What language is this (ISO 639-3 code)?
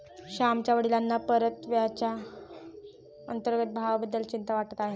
mar